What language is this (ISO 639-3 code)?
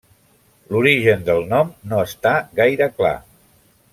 cat